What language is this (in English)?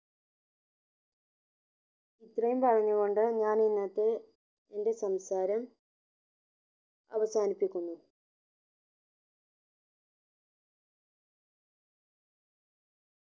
Malayalam